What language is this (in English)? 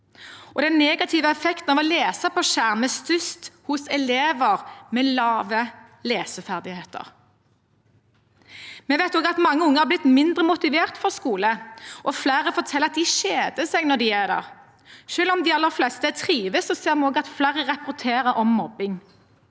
Norwegian